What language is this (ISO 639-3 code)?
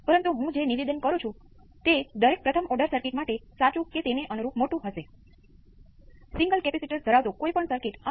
guj